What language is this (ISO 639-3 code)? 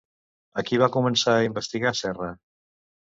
cat